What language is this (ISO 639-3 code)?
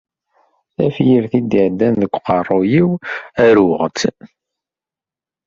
kab